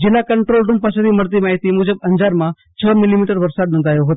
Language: Gujarati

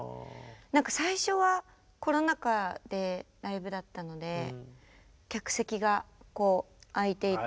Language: Japanese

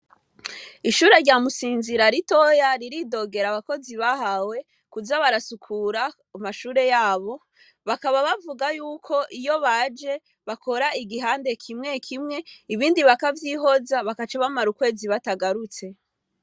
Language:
Rundi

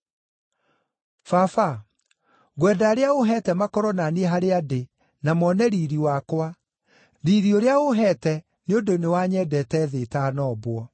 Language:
Kikuyu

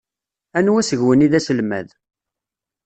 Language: Kabyle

